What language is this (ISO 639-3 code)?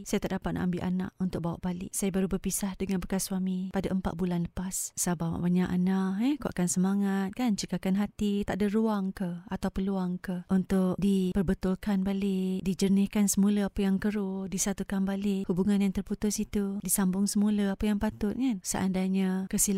msa